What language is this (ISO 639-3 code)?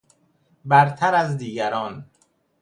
fas